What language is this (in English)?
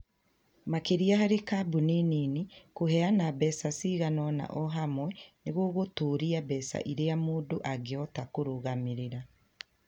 Kikuyu